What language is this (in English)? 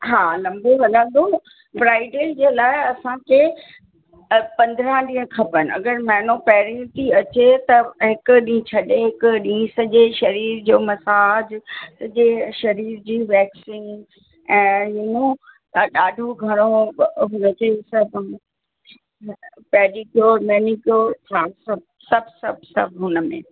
Sindhi